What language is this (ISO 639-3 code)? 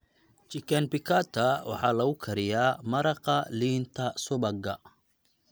som